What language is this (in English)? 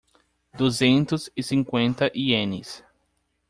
Portuguese